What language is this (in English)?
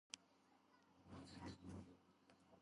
Georgian